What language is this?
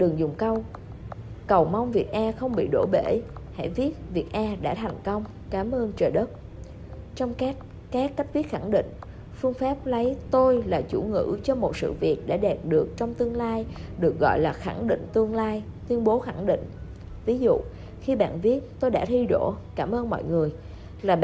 Vietnamese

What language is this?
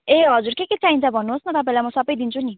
Nepali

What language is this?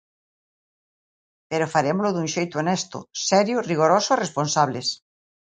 Galician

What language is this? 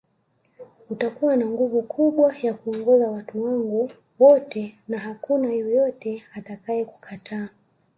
Swahili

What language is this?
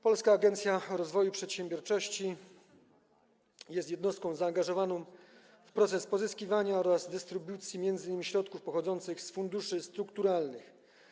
Polish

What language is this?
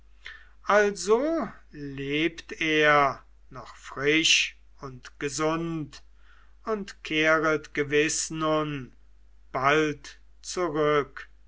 German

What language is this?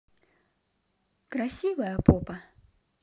Russian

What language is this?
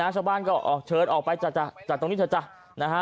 Thai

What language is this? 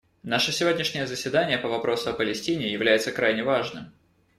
Russian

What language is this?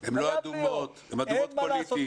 Hebrew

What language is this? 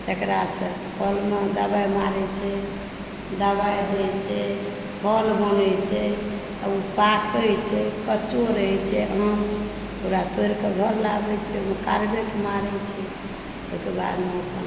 Maithili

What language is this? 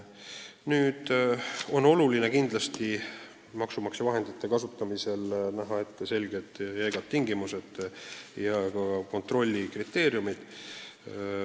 Estonian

